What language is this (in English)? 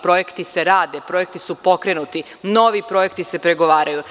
Serbian